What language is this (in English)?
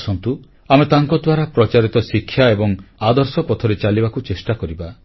Odia